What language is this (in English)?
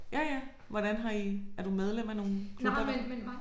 Danish